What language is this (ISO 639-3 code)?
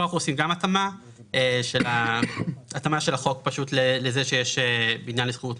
heb